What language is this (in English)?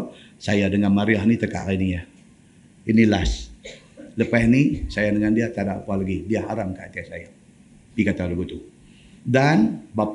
Malay